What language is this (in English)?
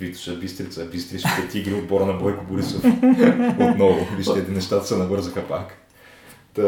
Bulgarian